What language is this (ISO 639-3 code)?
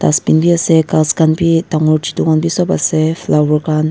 nag